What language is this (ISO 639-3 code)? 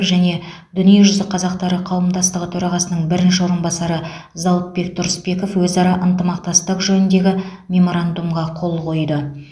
kaz